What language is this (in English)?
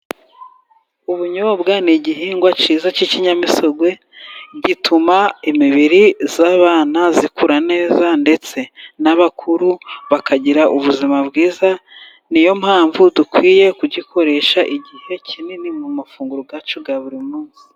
Kinyarwanda